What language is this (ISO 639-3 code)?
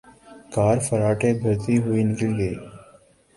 urd